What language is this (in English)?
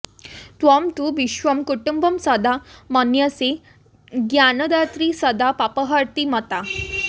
Sanskrit